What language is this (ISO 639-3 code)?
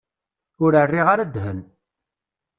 kab